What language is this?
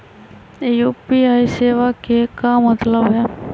Magahi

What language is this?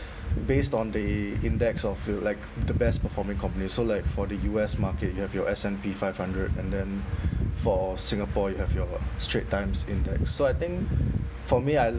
English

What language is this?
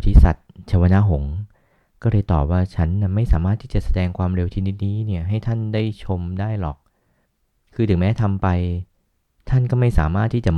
Thai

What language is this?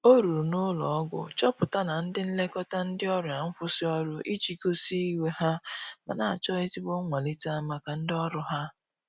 Igbo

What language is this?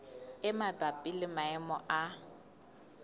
Southern Sotho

